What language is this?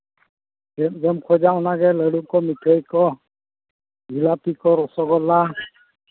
Santali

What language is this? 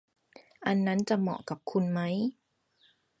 Thai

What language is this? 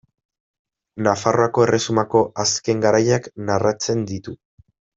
Basque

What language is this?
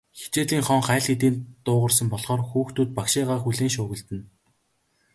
Mongolian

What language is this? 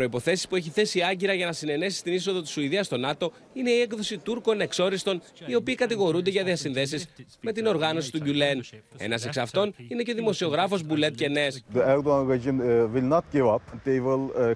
Greek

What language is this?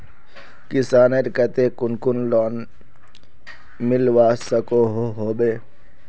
Magahi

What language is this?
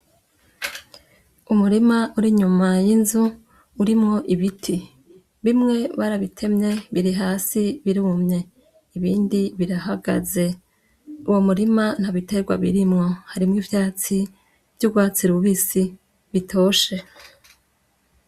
Rundi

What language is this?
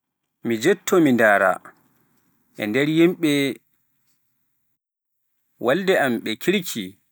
Pular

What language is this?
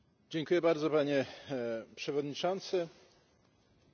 Polish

